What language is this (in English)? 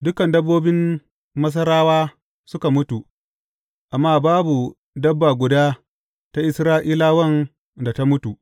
Hausa